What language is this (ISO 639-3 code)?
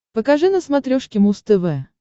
rus